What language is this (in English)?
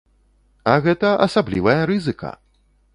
Belarusian